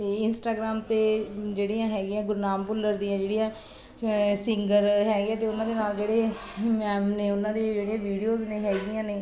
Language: Punjabi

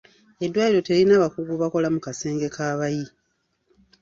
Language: Ganda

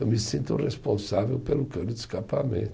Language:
Portuguese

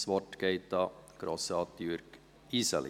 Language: Swiss German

